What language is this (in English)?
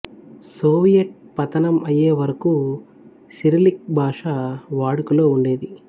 Telugu